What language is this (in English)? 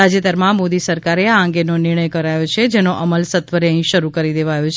Gujarati